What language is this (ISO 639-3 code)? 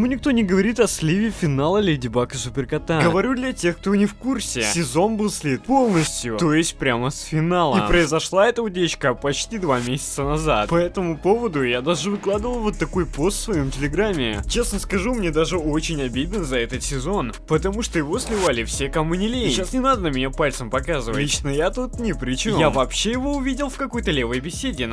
rus